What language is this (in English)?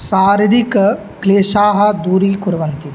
Sanskrit